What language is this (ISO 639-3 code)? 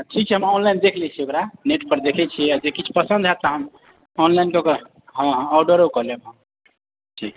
mai